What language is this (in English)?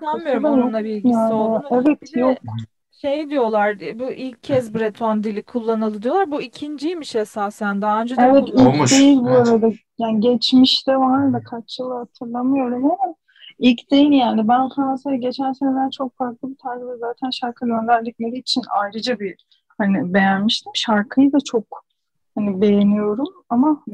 Turkish